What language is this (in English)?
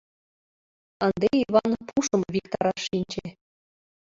Mari